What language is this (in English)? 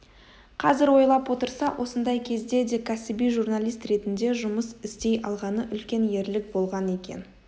Kazakh